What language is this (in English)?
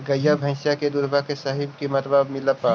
Magahi